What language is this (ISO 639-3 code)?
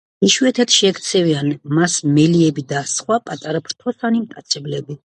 kat